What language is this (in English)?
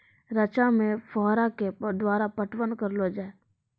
Maithili